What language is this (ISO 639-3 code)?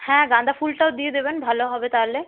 ben